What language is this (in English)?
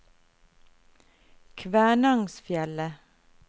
Norwegian